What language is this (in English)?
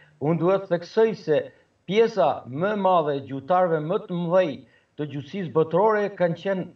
Romanian